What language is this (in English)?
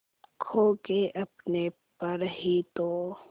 Hindi